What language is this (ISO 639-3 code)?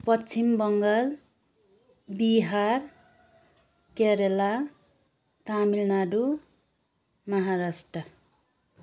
nep